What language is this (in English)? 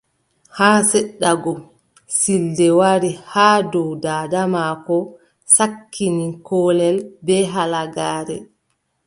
Adamawa Fulfulde